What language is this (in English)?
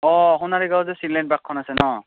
Assamese